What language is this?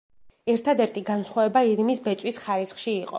Georgian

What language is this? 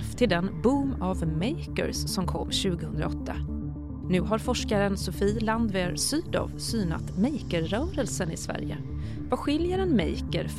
Swedish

